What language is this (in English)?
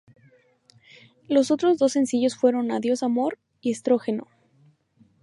Spanish